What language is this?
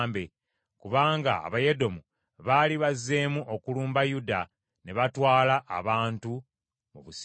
Ganda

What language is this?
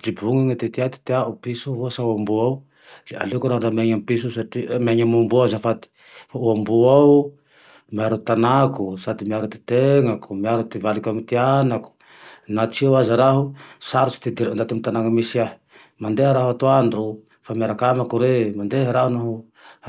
Tandroy-Mahafaly Malagasy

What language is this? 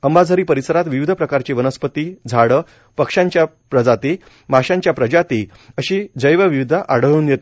Marathi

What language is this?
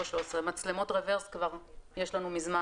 Hebrew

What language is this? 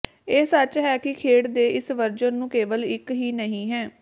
Punjabi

